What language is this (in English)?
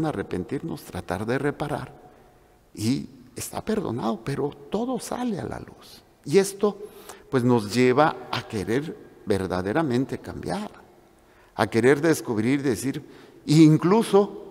Spanish